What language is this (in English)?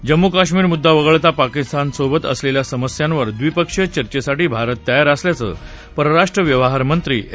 Marathi